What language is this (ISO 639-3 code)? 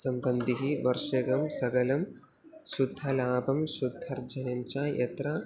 san